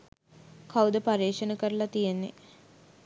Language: Sinhala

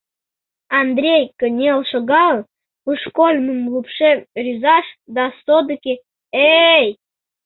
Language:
Mari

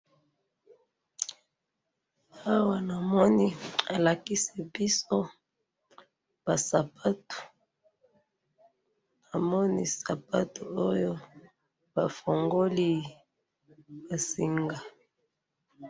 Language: Lingala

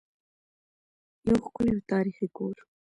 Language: Pashto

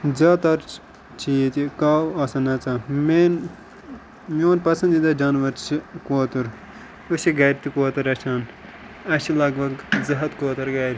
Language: Kashmiri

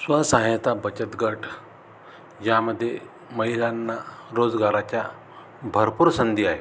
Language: Marathi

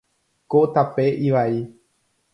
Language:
Guarani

